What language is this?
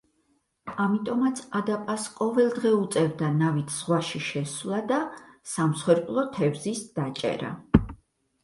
Georgian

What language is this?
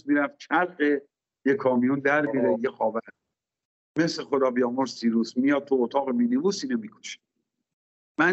Persian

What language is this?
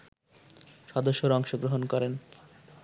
Bangla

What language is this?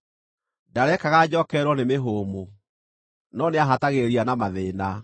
Kikuyu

